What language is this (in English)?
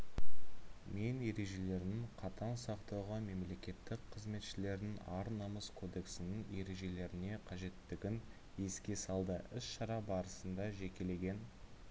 Kazakh